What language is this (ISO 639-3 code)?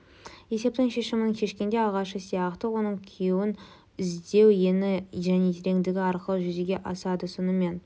kaz